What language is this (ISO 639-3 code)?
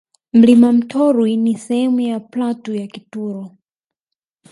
swa